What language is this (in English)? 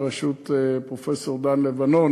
Hebrew